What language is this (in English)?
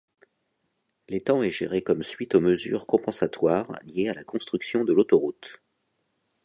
French